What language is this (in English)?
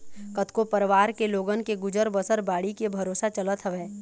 Chhattisgarhi